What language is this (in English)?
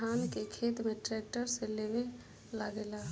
Bhojpuri